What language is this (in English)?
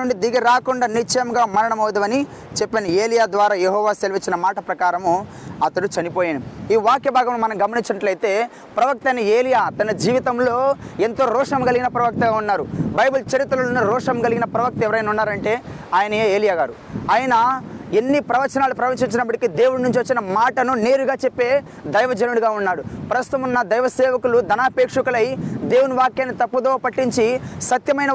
Telugu